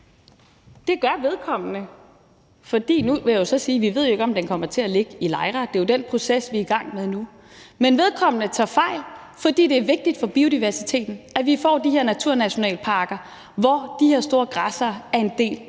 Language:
Danish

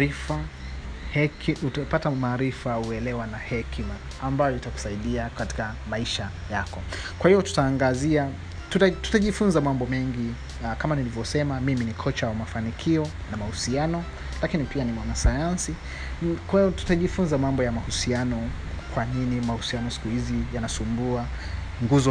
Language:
Swahili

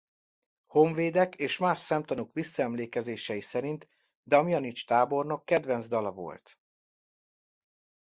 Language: Hungarian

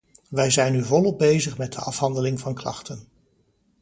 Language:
Dutch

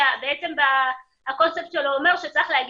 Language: Hebrew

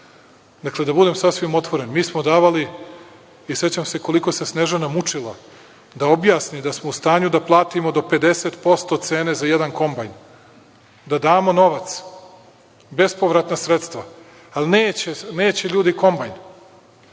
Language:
Serbian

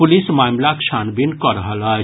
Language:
Maithili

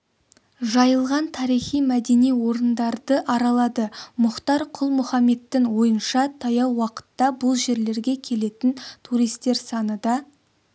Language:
Kazakh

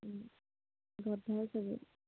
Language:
Assamese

